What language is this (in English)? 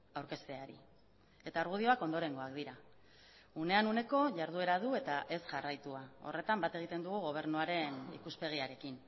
Basque